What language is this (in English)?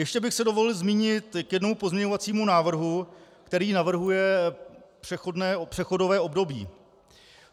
Czech